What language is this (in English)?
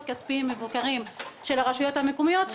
Hebrew